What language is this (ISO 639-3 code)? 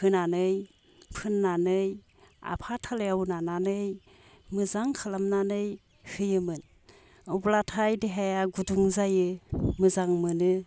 brx